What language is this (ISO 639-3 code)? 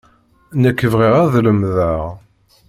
kab